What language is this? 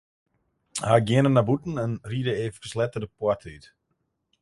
Western Frisian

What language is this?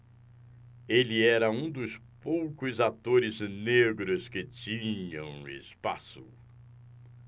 Portuguese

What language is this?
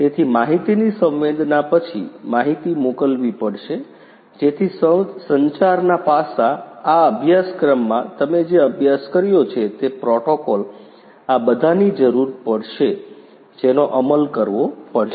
Gujarati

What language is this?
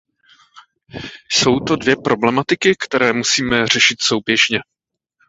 Czech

